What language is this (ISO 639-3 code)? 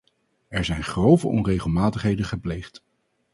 nld